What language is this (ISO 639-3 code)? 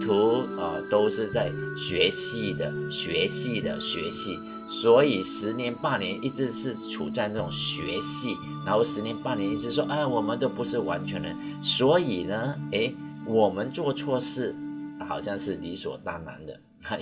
zho